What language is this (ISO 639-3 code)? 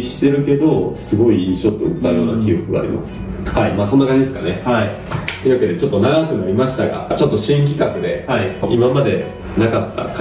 jpn